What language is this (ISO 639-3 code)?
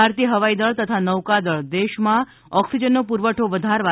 guj